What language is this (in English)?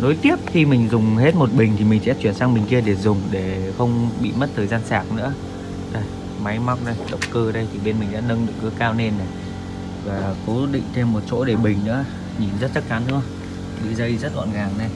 Vietnamese